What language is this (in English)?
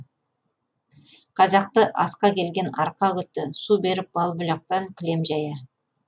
Kazakh